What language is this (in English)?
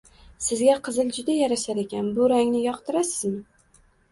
Uzbek